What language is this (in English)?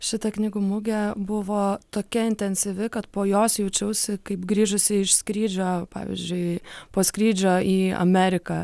Lithuanian